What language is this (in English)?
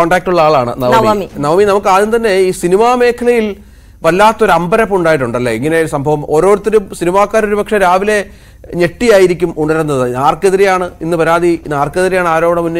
Malayalam